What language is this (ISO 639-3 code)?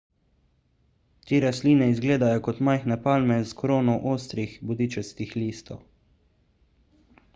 slv